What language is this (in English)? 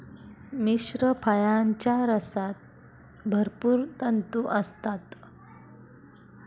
Marathi